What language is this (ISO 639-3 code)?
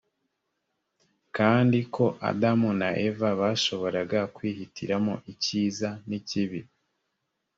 kin